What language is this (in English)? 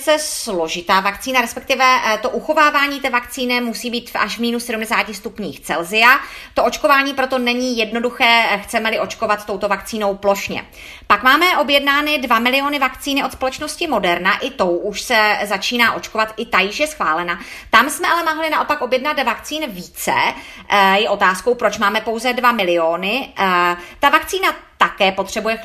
Czech